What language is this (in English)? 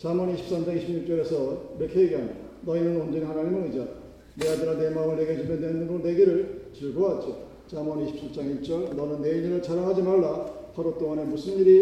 Korean